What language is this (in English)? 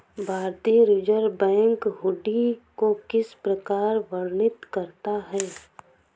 Hindi